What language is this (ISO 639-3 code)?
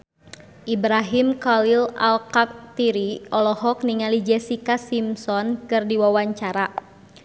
sun